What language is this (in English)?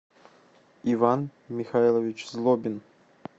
Russian